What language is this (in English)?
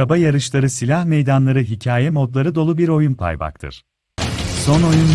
Turkish